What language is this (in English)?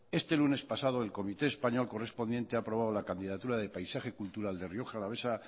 Spanish